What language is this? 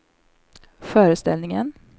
Swedish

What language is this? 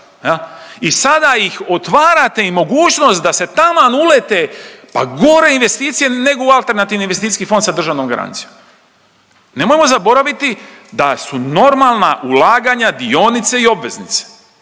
Croatian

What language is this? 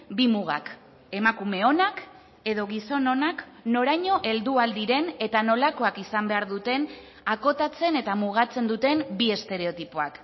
Basque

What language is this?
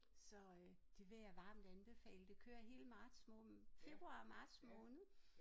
Danish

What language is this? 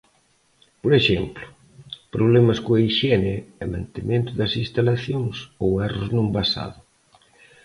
Galician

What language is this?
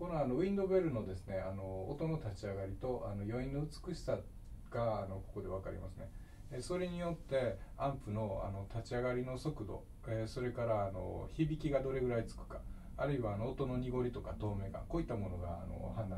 Japanese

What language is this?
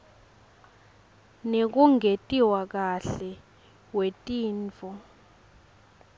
Swati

